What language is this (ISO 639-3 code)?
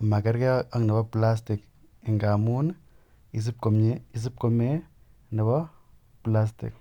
kln